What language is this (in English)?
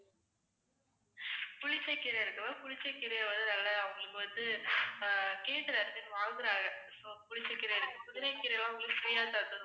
Tamil